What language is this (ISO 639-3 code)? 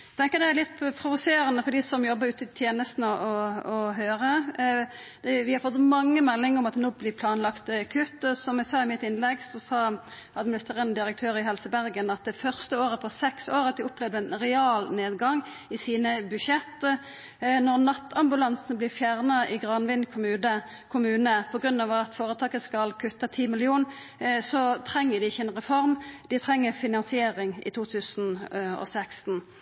nno